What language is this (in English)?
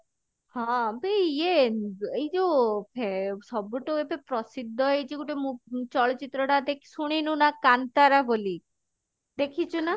Odia